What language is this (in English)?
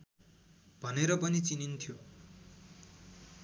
Nepali